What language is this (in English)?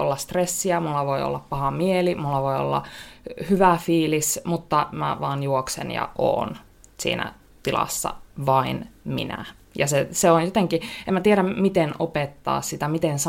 Finnish